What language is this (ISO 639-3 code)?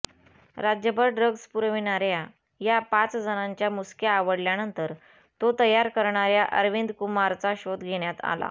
mar